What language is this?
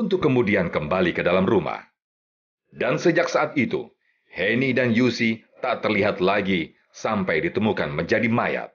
Indonesian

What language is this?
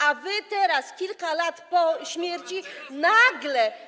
Polish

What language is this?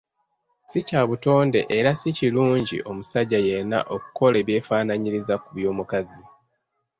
Ganda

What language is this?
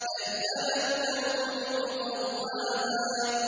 Arabic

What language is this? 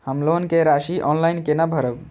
Maithili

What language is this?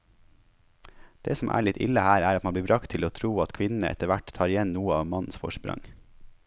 Norwegian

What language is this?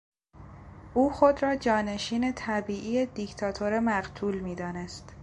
Persian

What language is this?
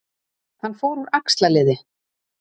Icelandic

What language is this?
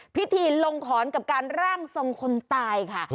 Thai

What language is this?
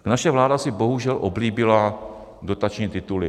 Czech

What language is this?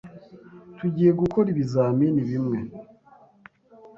Kinyarwanda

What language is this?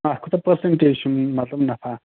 Kashmiri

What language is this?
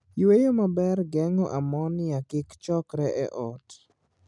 Luo (Kenya and Tanzania)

